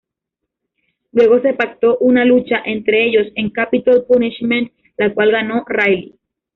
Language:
Spanish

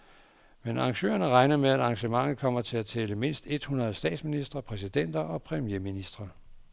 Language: Danish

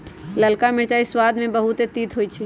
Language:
Magahi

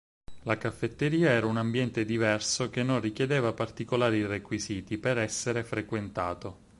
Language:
Italian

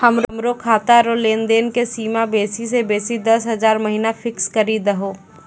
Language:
Maithili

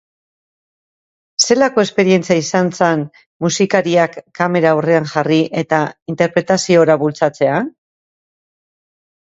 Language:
Basque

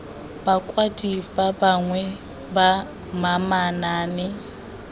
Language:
Tswana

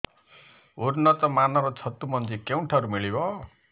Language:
Odia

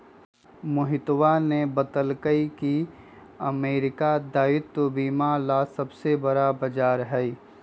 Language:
Magahi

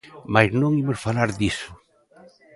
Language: Galician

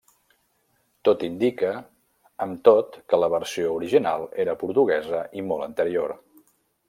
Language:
Catalan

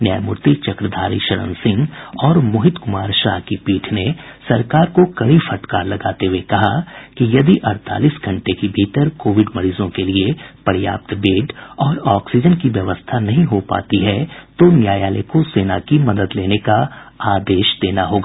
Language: Hindi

